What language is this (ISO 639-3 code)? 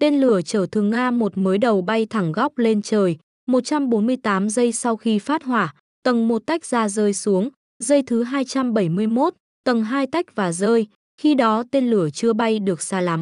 vie